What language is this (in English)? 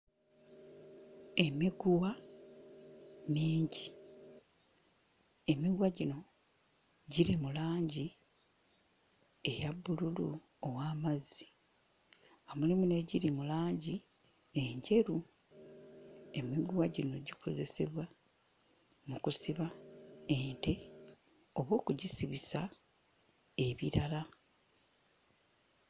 Ganda